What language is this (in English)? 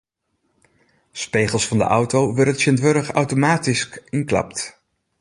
Western Frisian